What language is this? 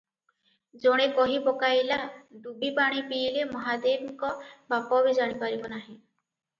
Odia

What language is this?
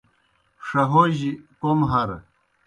Kohistani Shina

